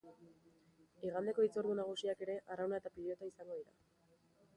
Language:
Basque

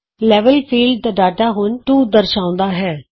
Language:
Punjabi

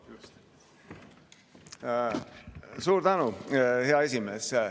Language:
Estonian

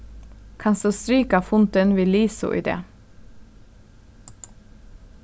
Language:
Faroese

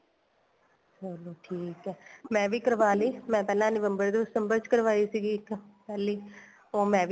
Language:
Punjabi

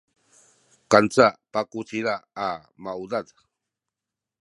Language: Sakizaya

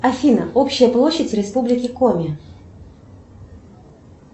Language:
Russian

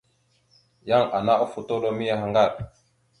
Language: Mada (Cameroon)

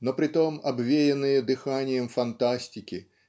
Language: Russian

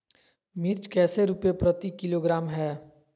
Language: Magahi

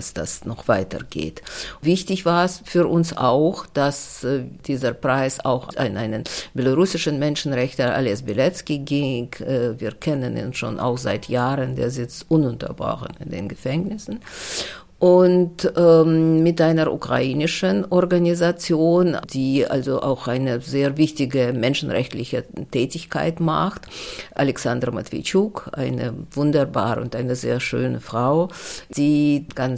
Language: German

